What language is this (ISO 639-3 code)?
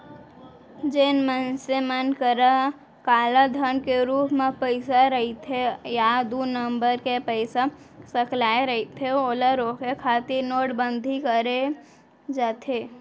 hne